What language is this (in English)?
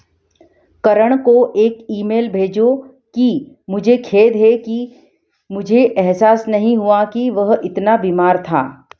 Hindi